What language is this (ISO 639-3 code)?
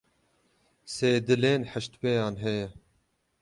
kur